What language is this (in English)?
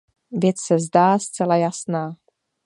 Czech